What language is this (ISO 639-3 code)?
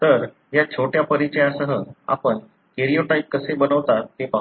mar